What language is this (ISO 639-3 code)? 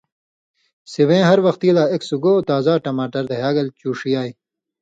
mvy